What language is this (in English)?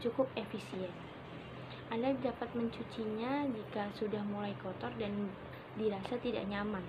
Indonesian